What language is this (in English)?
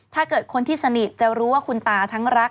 Thai